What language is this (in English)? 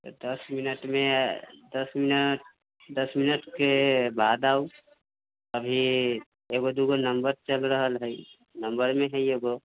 Maithili